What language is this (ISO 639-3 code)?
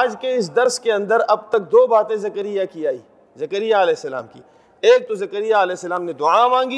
urd